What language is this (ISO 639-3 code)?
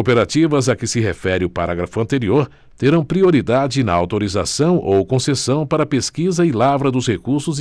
por